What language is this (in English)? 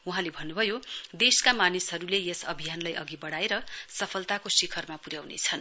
Nepali